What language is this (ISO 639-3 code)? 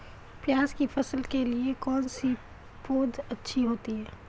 hin